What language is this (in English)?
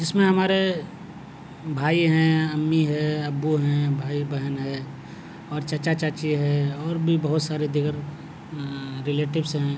Urdu